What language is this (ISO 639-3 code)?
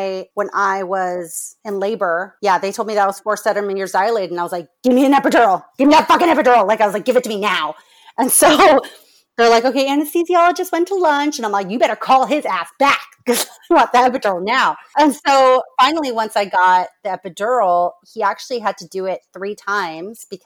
eng